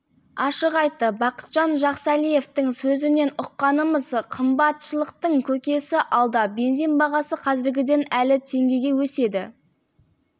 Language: Kazakh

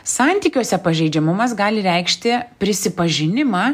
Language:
Lithuanian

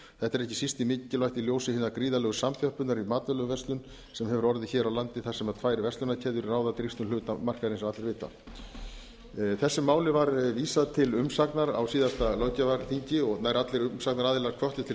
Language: Icelandic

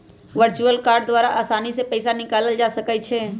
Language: Magahi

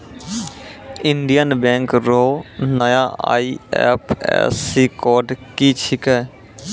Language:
Maithili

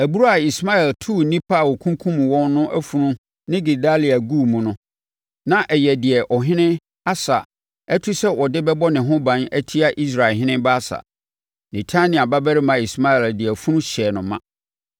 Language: Akan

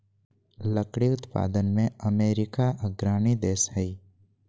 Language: Magahi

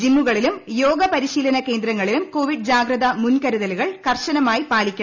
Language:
Malayalam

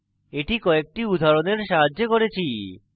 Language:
Bangla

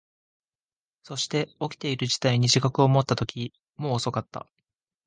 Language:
Japanese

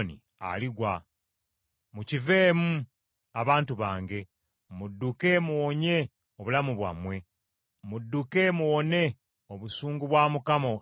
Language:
Ganda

